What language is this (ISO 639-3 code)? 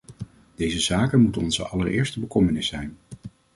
nld